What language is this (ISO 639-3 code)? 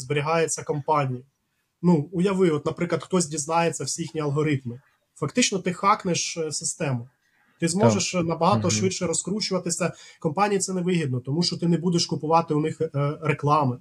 ukr